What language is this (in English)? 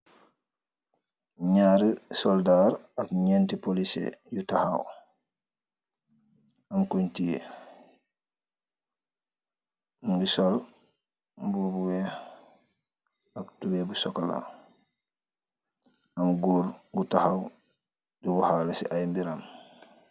Wolof